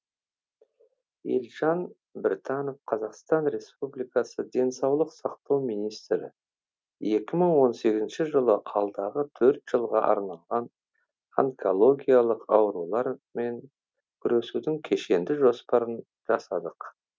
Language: Kazakh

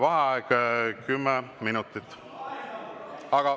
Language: Estonian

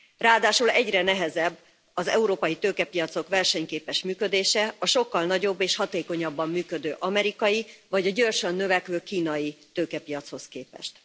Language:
Hungarian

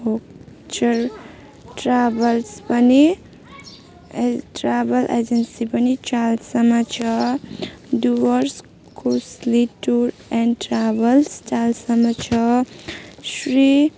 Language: Nepali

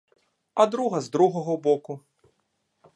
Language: Ukrainian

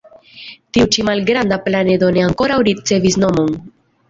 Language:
Esperanto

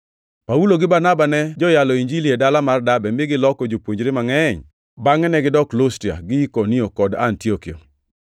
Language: Luo (Kenya and Tanzania)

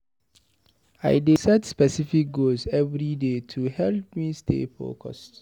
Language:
Nigerian Pidgin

